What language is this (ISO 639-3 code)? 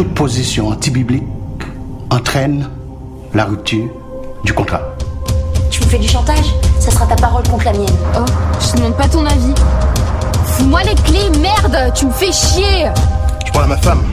fra